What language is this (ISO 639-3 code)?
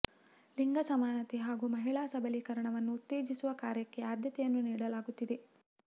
kan